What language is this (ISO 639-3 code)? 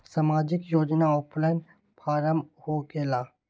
mag